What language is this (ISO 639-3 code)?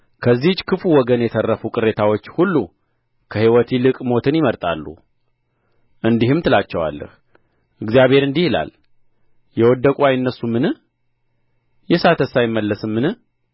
amh